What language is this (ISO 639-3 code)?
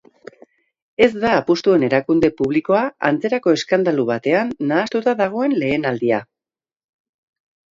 eus